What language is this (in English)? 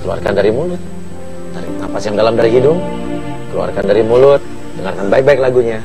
Indonesian